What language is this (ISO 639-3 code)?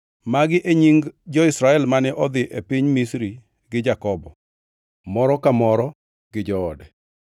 luo